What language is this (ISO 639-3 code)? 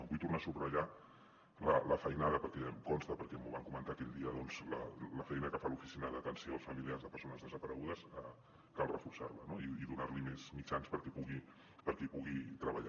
cat